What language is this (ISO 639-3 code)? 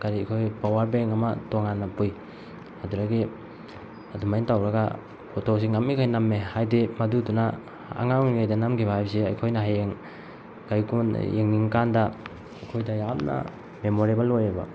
mni